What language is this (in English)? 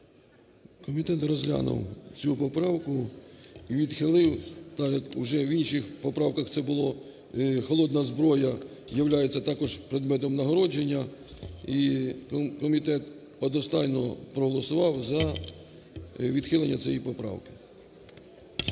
Ukrainian